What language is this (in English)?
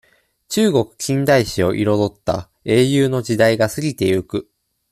Japanese